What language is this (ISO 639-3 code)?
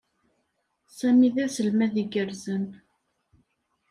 kab